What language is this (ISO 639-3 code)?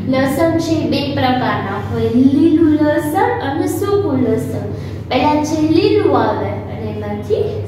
hin